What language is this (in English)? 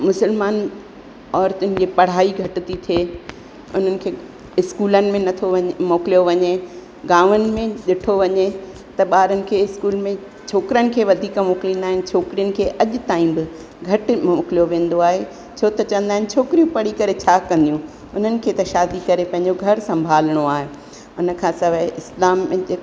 Sindhi